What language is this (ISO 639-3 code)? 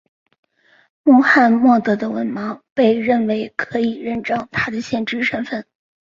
zho